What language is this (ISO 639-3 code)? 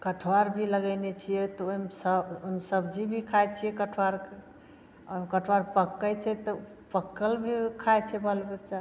mai